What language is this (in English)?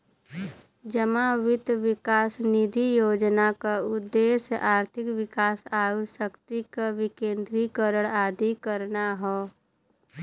Bhojpuri